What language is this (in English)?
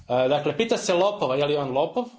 Croatian